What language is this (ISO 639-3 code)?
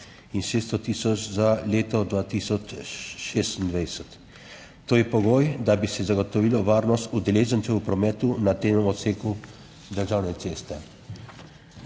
slv